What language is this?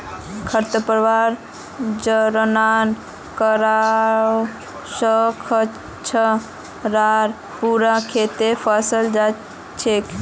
Magahi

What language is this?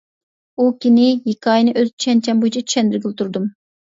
Uyghur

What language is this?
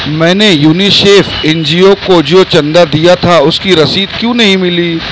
Urdu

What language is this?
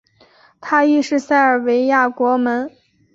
Chinese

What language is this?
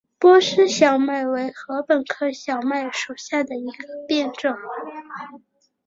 Chinese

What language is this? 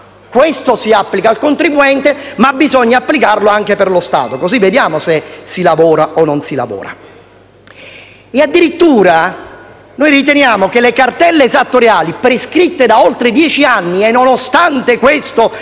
Italian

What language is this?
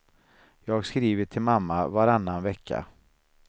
Swedish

